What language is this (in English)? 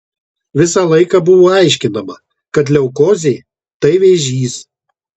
Lithuanian